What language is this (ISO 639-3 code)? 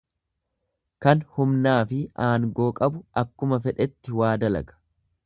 orm